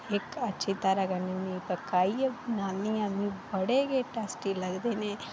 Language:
Dogri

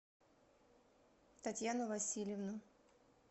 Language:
Russian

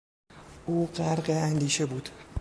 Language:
Persian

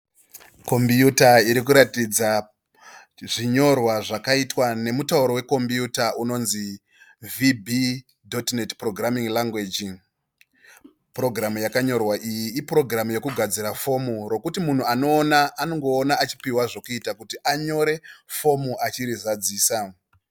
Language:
Shona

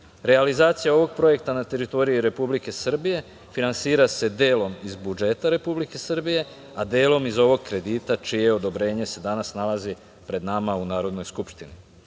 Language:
Serbian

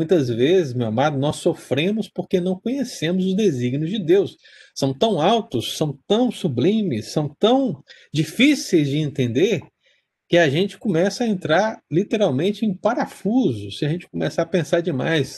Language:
Portuguese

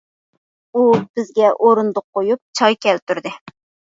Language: Uyghur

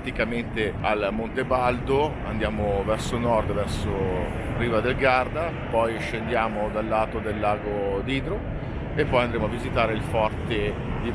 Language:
Italian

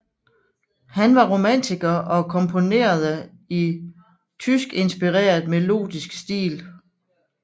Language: Danish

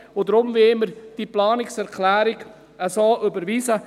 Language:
Swiss German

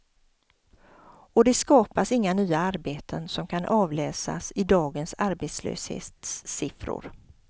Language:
Swedish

